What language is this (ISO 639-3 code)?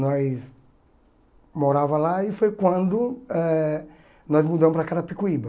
por